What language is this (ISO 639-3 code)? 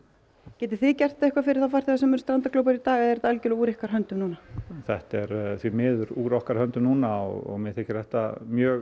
isl